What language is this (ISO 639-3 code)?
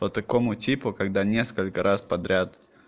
rus